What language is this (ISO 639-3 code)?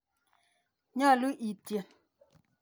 kln